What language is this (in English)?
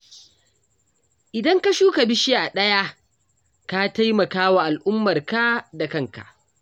Hausa